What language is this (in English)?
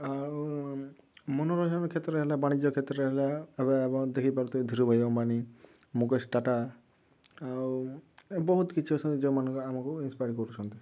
Odia